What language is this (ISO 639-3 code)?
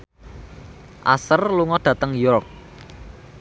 jav